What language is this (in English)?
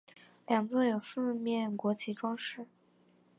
Chinese